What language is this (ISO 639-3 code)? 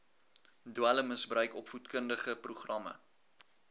afr